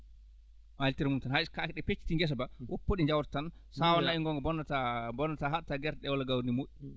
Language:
Fula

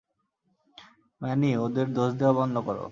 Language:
Bangla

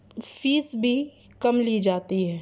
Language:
Urdu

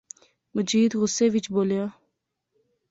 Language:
Pahari-Potwari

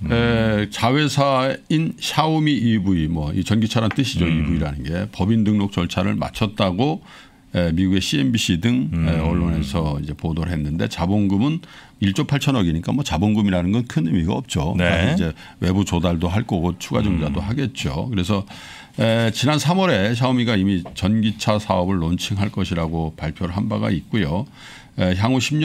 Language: Korean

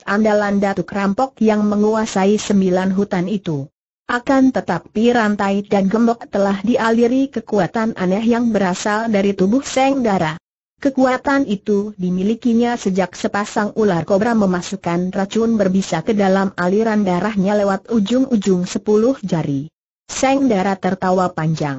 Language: Indonesian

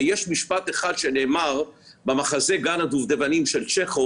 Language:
Hebrew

